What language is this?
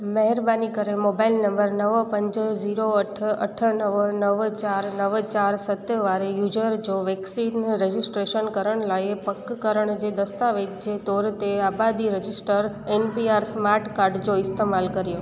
Sindhi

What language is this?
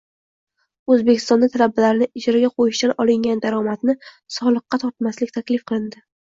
Uzbek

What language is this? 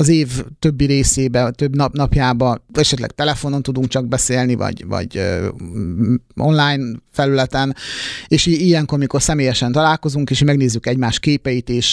Hungarian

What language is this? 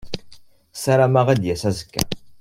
Kabyle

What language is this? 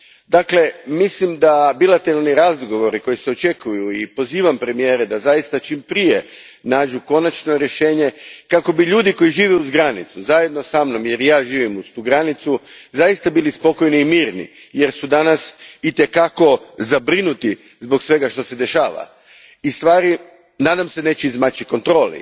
Croatian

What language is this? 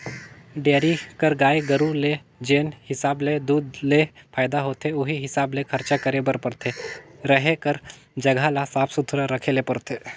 Chhattisgarhi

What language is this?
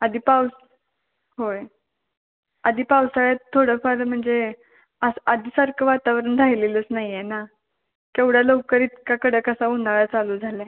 Marathi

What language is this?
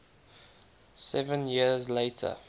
English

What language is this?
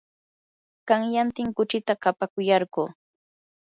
Yanahuanca Pasco Quechua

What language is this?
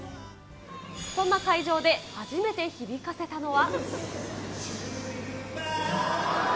Japanese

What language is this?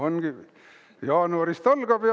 Estonian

